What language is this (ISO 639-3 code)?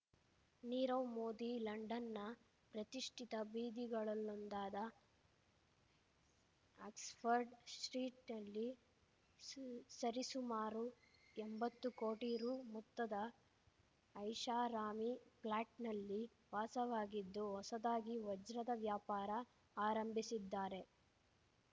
kan